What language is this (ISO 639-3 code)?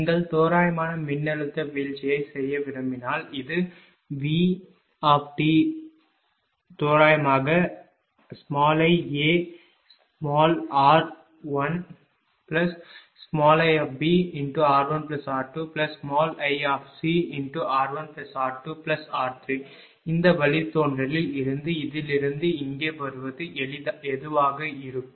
tam